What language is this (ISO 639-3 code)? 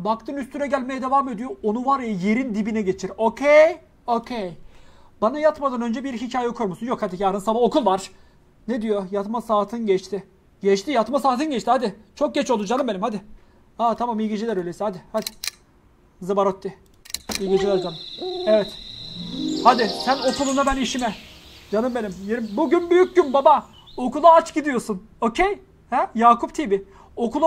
tur